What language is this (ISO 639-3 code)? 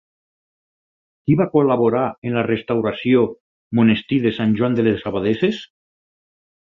cat